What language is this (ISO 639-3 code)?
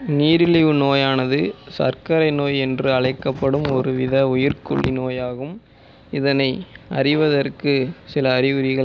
tam